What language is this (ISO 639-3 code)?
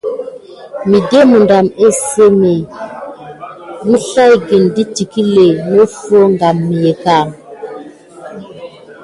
gid